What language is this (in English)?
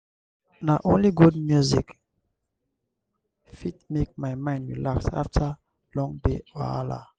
Nigerian Pidgin